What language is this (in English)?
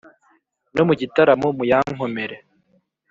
Kinyarwanda